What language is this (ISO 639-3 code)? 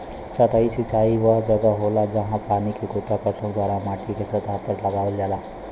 bho